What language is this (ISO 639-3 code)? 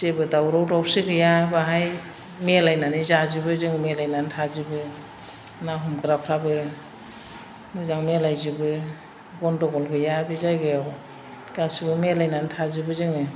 brx